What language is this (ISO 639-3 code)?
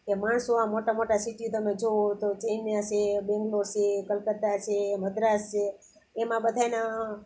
guj